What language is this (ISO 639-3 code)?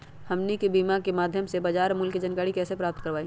mag